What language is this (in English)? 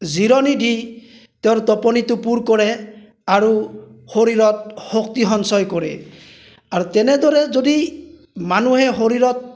Assamese